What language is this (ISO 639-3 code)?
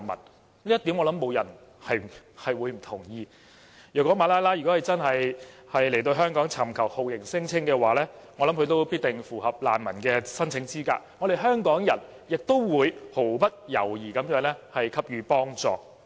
yue